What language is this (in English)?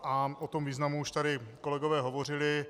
Czech